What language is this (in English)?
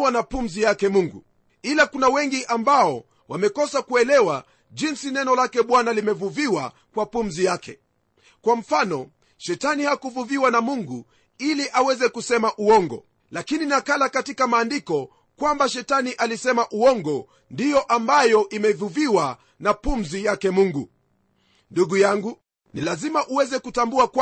Swahili